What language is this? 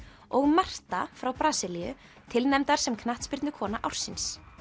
Icelandic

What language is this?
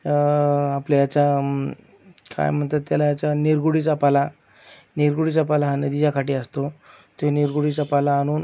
Marathi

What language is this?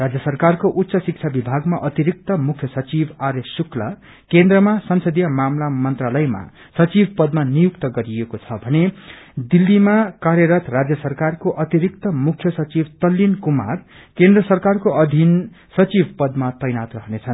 Nepali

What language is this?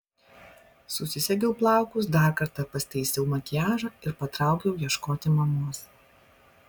Lithuanian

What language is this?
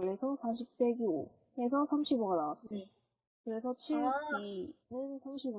Korean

